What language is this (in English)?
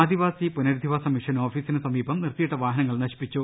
Malayalam